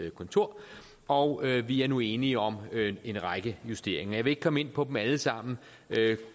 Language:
Danish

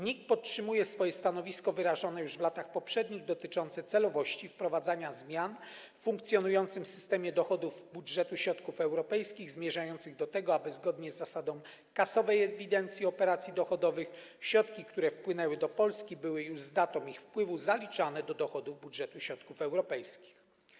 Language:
Polish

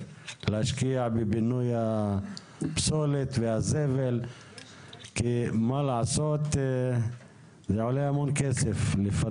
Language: Hebrew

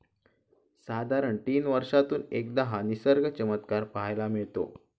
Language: Marathi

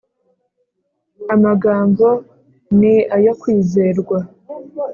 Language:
Kinyarwanda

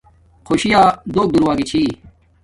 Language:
Domaaki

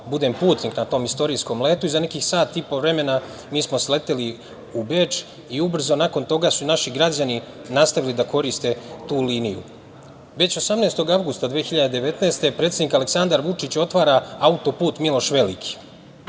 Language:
Serbian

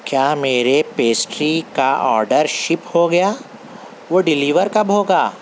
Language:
Urdu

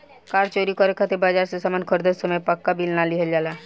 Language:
Bhojpuri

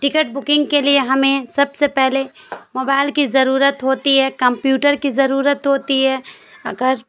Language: Urdu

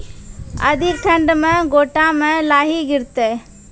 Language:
Maithili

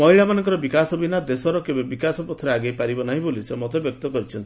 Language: Odia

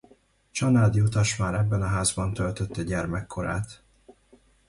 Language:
Hungarian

